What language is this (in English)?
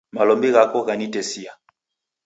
Taita